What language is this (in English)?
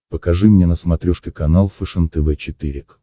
Russian